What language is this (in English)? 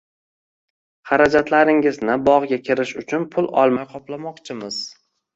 Uzbek